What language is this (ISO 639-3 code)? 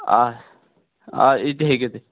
kas